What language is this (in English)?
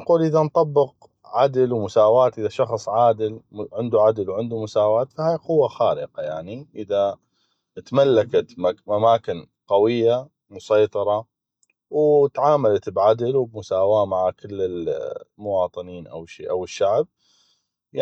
North Mesopotamian Arabic